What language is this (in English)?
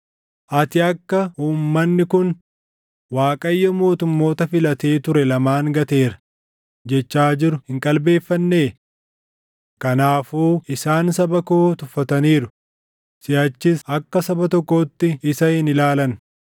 Oromo